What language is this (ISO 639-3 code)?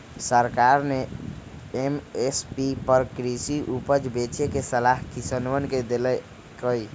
mag